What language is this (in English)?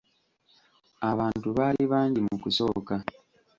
Ganda